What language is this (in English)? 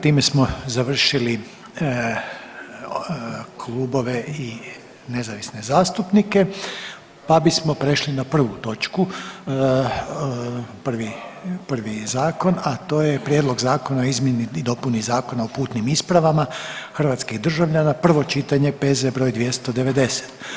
Croatian